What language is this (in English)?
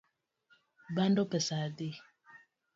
Luo (Kenya and Tanzania)